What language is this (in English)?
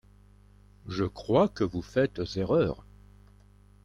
French